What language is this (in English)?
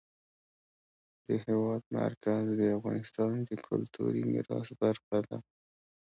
Pashto